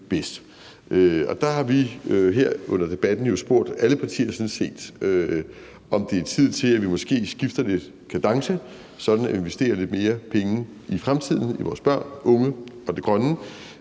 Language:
Danish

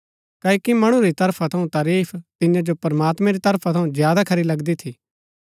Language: Gaddi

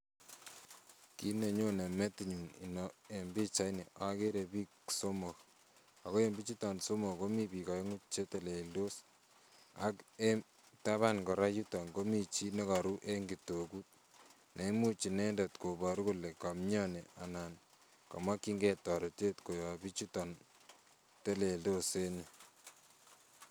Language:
Kalenjin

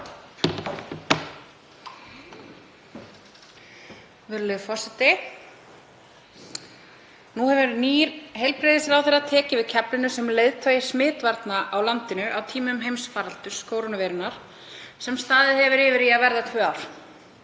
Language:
Icelandic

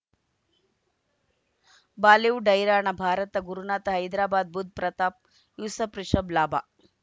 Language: Kannada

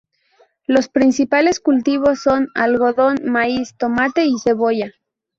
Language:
Spanish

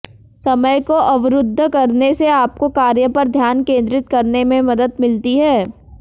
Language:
Hindi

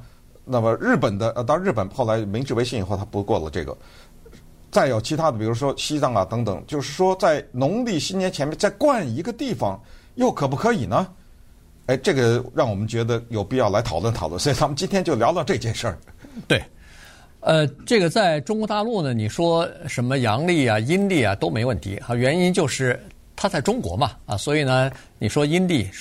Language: Chinese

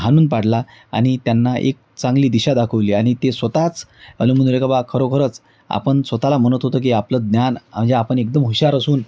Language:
Marathi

